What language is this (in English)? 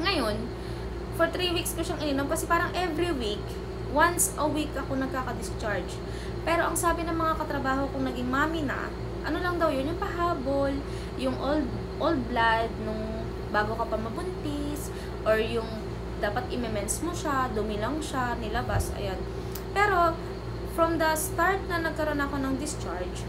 Filipino